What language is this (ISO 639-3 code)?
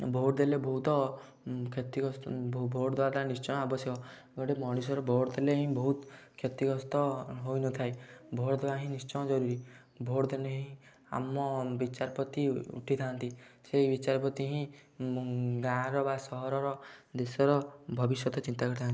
ori